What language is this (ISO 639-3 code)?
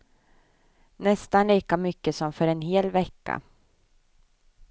swe